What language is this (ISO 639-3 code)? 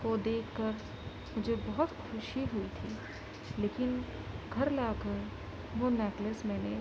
urd